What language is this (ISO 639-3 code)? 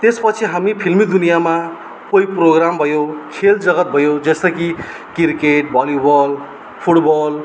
nep